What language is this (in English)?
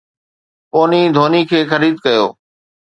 Sindhi